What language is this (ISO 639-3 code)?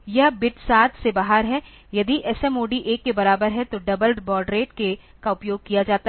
hin